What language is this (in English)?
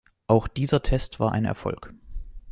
German